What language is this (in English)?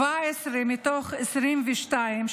Hebrew